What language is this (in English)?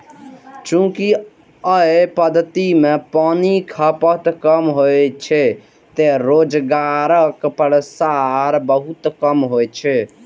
Maithili